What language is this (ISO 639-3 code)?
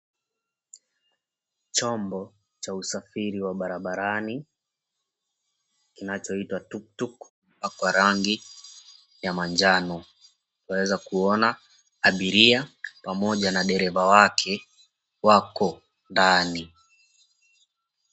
swa